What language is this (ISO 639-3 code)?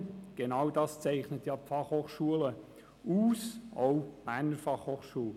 gsw